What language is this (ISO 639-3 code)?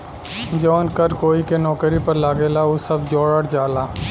bho